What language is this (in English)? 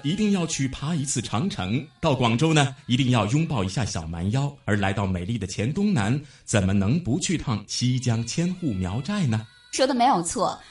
Chinese